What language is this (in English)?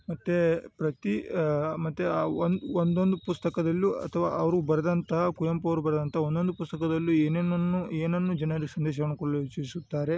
Kannada